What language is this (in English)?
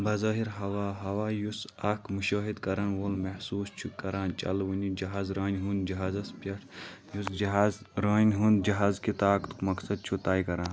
Kashmiri